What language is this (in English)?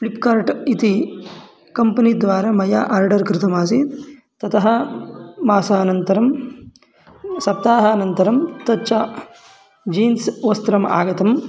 Sanskrit